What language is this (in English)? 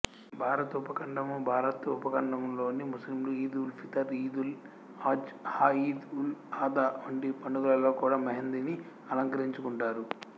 Telugu